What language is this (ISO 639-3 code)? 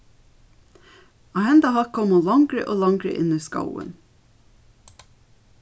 fao